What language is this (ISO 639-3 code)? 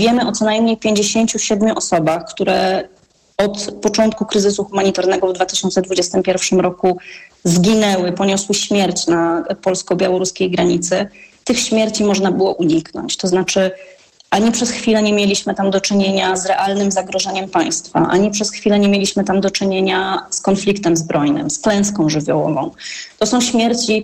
pol